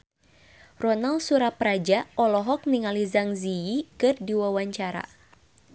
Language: Sundanese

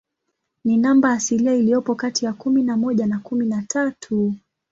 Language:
Swahili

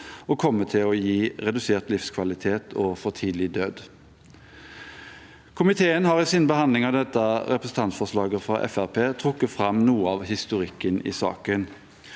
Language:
Norwegian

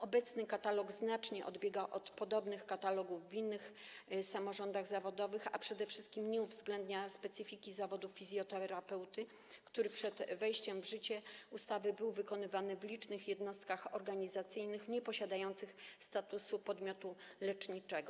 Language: Polish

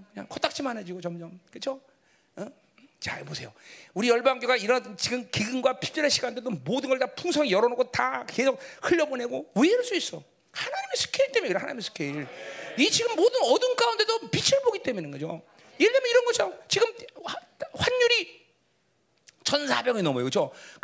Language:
Korean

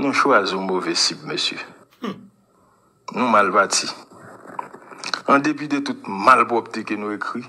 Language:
French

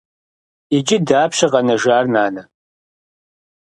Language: Kabardian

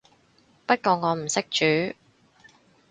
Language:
Cantonese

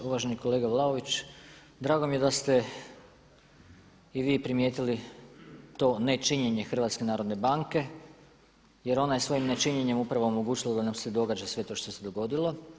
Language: Croatian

